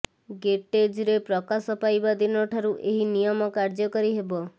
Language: Odia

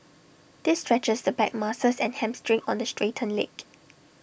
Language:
English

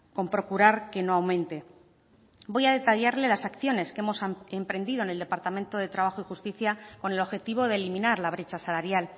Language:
Spanish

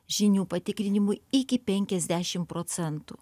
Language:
Lithuanian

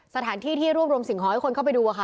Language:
Thai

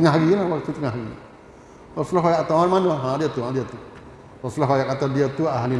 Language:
Malay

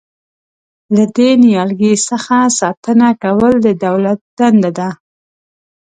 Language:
Pashto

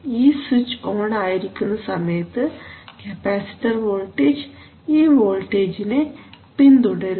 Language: Malayalam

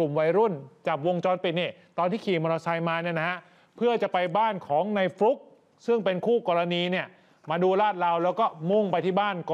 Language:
Thai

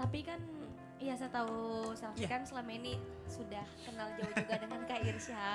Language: Indonesian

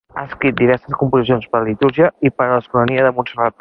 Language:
Catalan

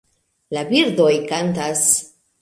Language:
Esperanto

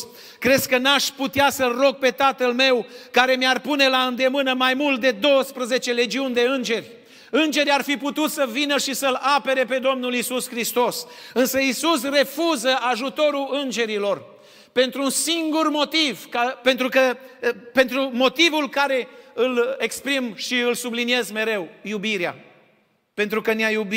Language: Romanian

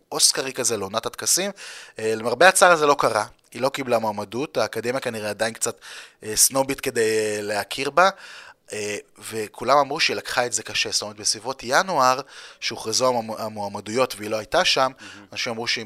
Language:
Hebrew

